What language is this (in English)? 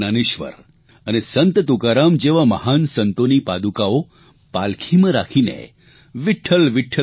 Gujarati